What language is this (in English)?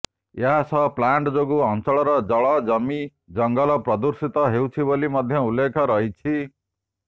Odia